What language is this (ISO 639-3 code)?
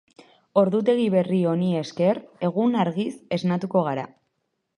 eus